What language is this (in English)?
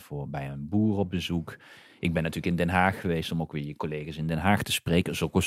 Dutch